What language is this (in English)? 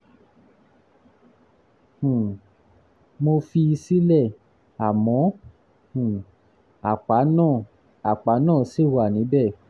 Yoruba